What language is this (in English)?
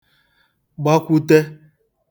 Igbo